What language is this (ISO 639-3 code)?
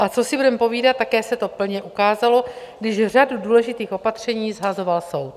ces